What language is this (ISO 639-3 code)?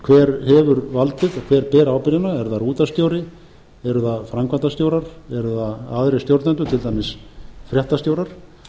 isl